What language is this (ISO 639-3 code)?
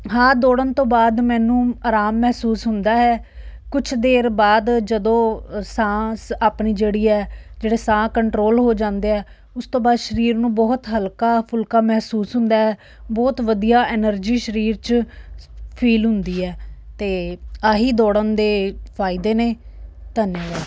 pan